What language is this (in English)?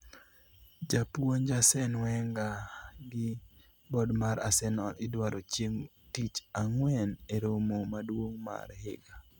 Luo (Kenya and Tanzania)